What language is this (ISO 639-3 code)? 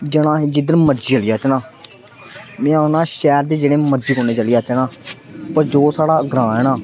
doi